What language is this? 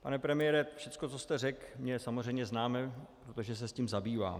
Czech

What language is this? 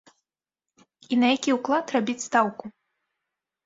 Belarusian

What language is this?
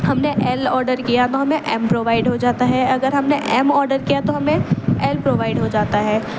Urdu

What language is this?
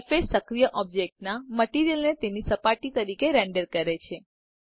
Gujarati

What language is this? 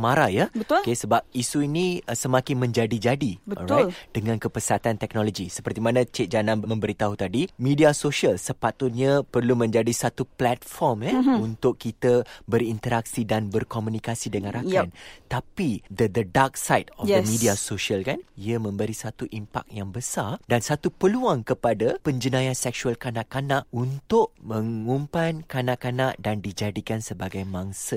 Malay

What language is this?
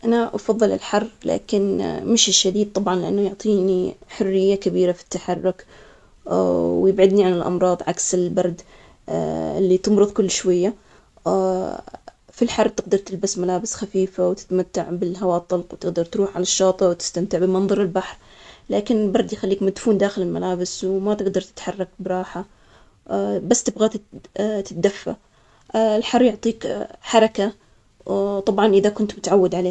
Omani Arabic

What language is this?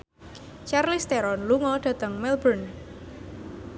Javanese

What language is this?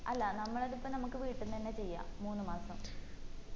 Malayalam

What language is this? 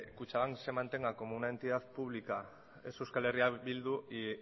Spanish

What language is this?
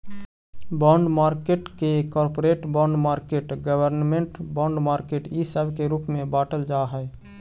Magahi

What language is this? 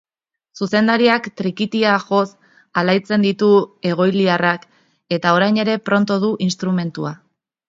Basque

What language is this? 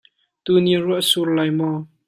Hakha Chin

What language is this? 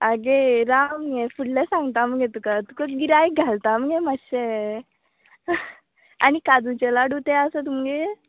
Konkani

